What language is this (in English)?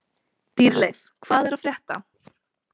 Icelandic